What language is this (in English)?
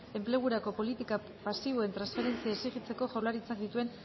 Basque